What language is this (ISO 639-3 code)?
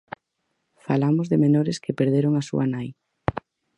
glg